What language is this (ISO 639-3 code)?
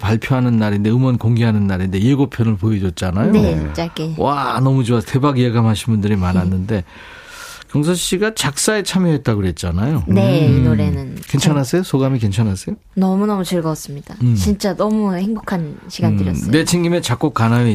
kor